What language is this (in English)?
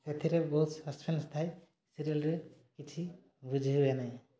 Odia